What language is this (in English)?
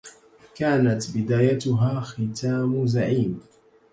Arabic